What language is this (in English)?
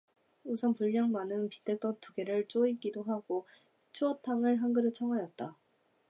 Korean